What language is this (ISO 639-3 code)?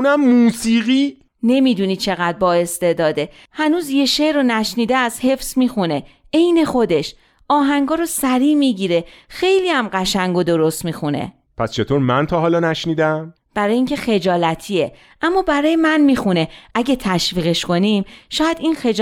fas